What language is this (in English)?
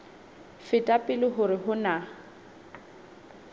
Southern Sotho